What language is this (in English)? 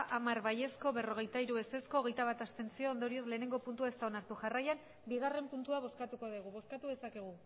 Basque